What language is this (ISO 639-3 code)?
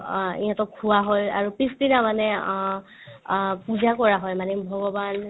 asm